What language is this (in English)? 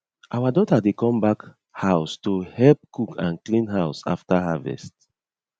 Nigerian Pidgin